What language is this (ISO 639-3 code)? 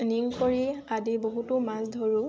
asm